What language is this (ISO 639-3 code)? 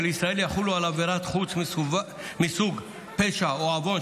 heb